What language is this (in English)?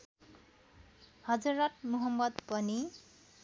Nepali